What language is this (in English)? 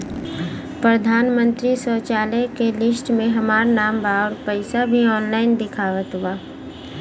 Bhojpuri